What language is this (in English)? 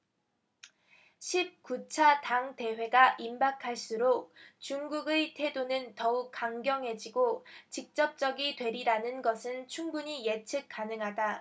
Korean